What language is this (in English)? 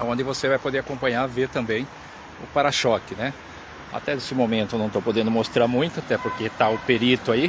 Portuguese